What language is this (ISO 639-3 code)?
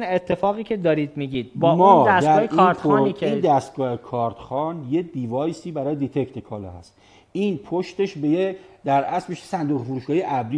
fas